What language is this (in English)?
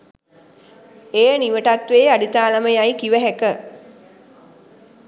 Sinhala